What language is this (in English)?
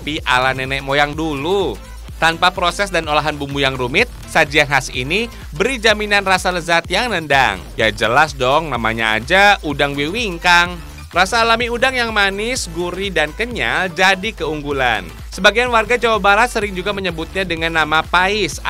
Indonesian